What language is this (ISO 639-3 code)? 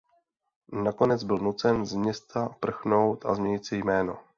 ces